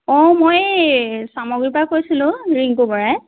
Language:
Assamese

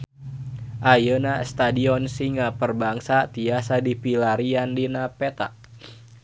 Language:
Sundanese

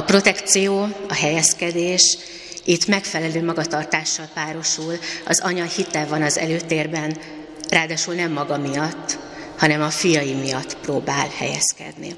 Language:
Hungarian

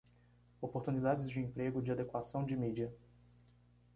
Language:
Portuguese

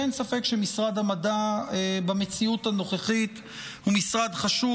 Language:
Hebrew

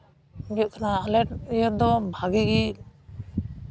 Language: Santali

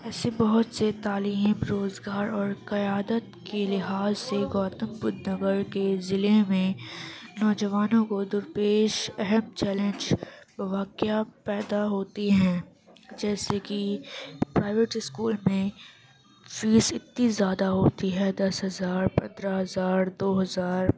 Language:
Urdu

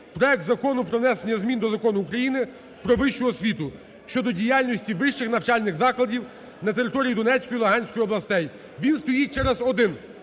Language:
Ukrainian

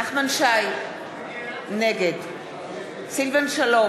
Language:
Hebrew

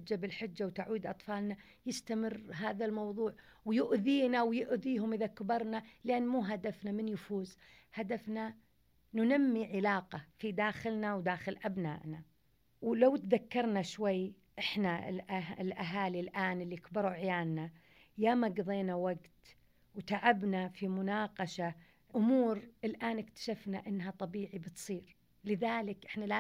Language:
Arabic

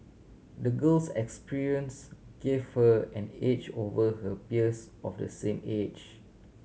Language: English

